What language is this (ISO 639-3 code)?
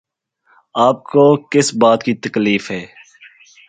urd